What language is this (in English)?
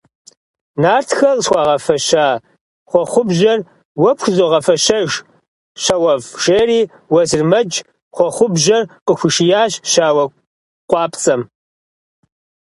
Kabardian